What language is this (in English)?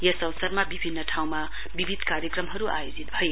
Nepali